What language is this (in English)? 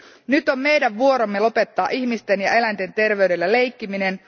Finnish